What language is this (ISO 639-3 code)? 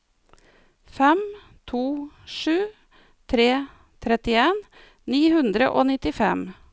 nor